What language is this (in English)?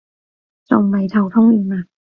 Cantonese